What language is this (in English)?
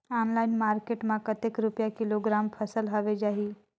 Chhattisgarhi